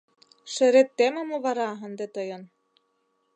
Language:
Mari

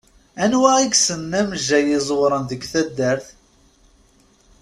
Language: Kabyle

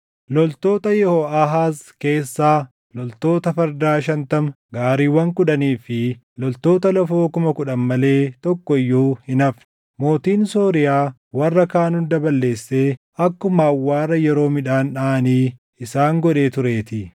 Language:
Oromo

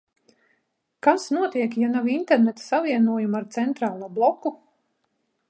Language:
Latvian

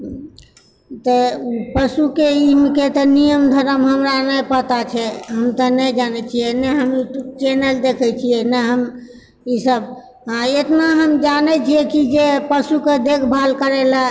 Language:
Maithili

